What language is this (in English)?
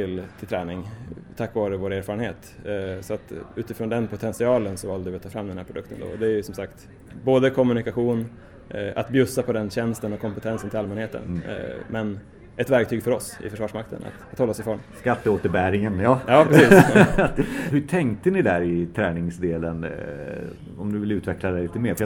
Swedish